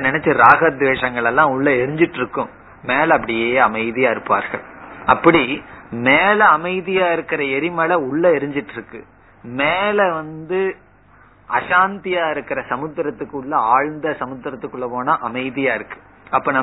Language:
Tamil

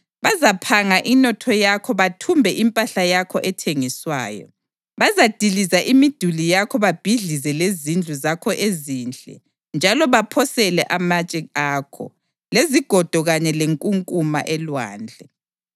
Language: North Ndebele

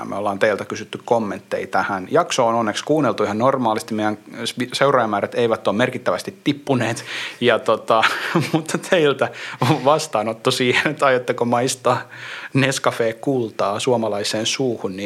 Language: Finnish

